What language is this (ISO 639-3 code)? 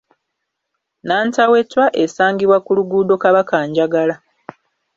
lug